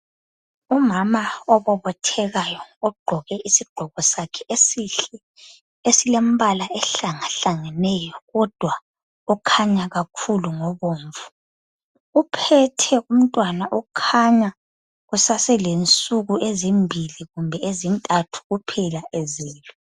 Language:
North Ndebele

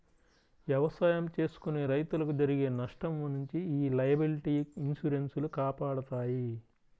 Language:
Telugu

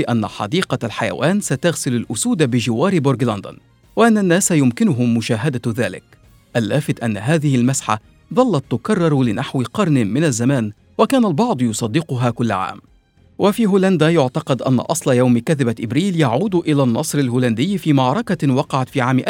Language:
Arabic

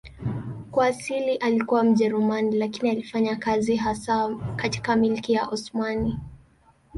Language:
Swahili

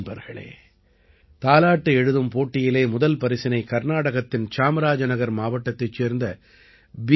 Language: Tamil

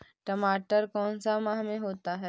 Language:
Magahi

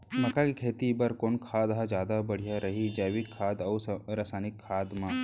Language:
Chhattisgarhi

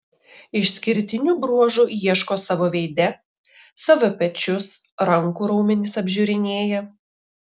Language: Lithuanian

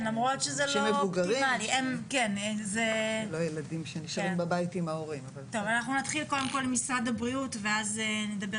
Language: Hebrew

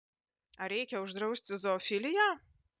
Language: Lithuanian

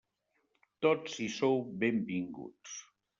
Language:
Catalan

